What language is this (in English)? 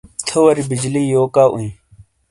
Shina